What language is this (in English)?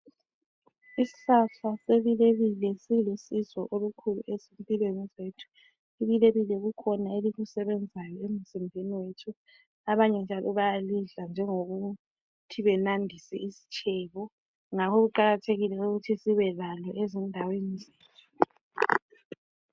North Ndebele